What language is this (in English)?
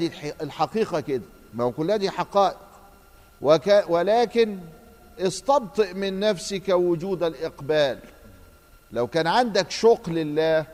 Arabic